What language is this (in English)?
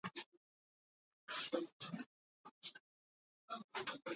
Hakha Chin